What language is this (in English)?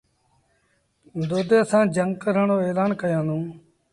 Sindhi Bhil